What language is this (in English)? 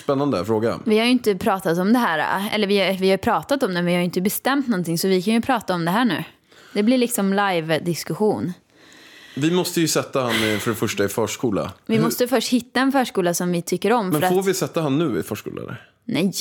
Swedish